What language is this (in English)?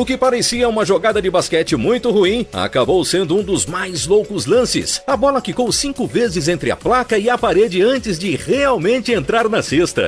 Portuguese